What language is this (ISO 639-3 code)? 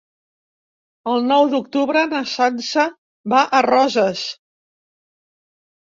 cat